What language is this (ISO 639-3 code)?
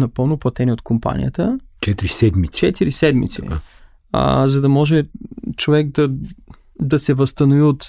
bul